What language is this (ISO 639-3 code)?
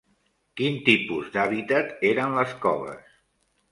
cat